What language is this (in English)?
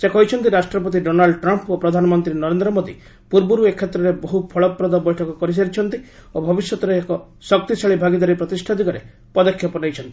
Odia